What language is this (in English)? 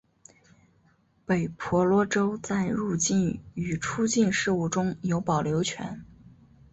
Chinese